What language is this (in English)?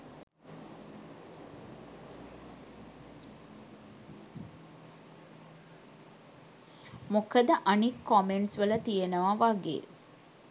Sinhala